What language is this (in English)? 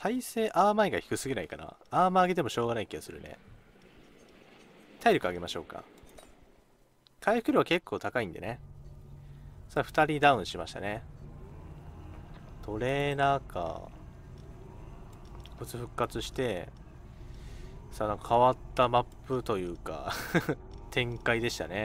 Japanese